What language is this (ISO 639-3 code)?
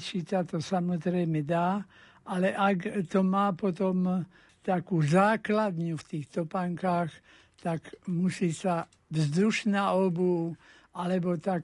slk